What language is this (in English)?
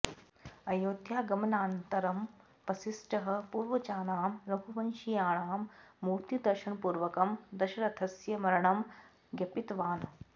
Sanskrit